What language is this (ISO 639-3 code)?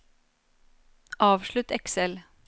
nor